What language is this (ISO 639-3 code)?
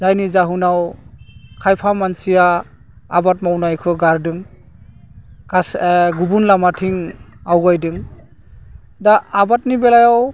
brx